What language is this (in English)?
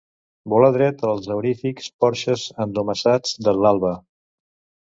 Catalan